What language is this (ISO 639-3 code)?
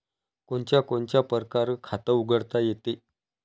mar